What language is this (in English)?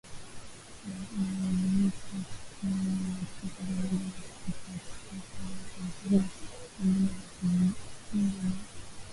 Swahili